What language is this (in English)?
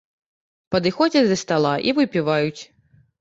Belarusian